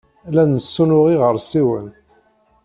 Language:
Kabyle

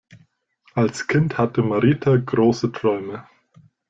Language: German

